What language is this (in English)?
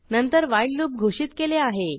Marathi